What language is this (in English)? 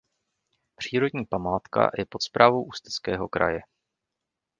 Czech